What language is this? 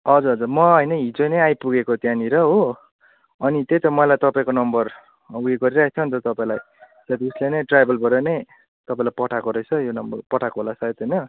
Nepali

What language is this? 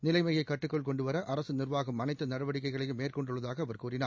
Tamil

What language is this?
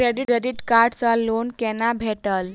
Maithili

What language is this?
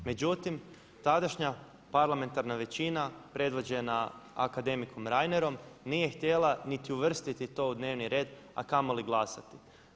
Croatian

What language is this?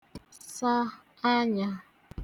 Igbo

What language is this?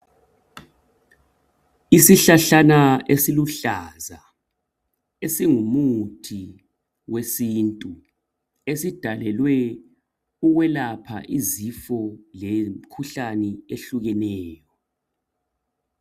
North Ndebele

